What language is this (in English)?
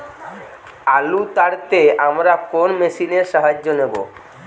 Bangla